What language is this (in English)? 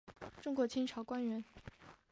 Chinese